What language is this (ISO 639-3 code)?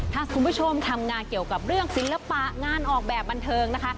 tha